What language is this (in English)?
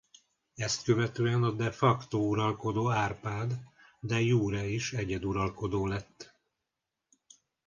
Hungarian